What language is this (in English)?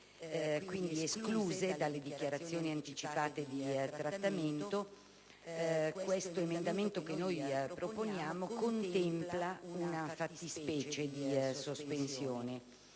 Italian